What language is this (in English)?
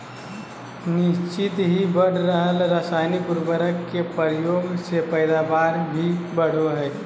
Magahi